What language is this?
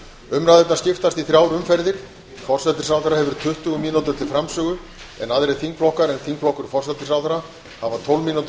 Icelandic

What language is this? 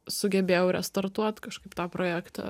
Lithuanian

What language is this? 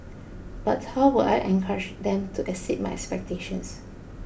English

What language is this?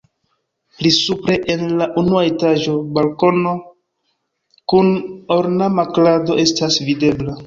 Esperanto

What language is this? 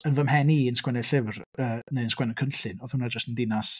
Welsh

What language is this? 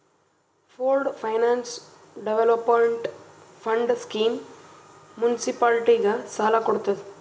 Kannada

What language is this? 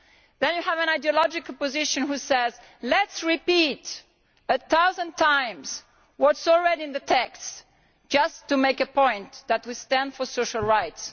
English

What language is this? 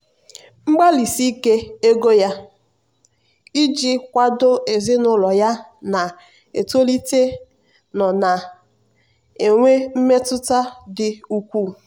Igbo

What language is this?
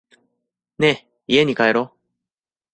Japanese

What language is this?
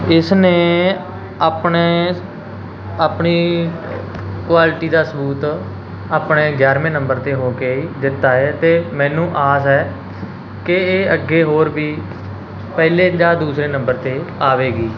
Punjabi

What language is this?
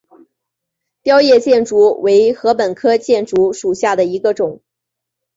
Chinese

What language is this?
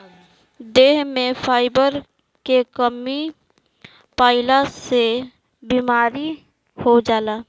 Bhojpuri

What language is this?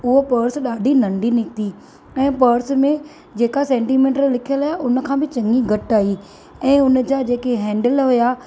Sindhi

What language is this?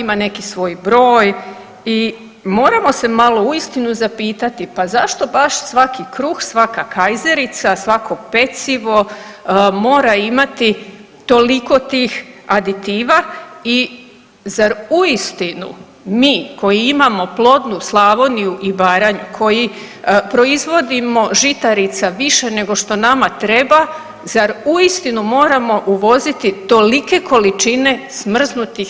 Croatian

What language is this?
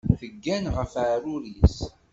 Kabyle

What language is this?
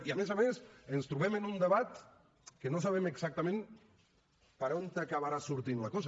Catalan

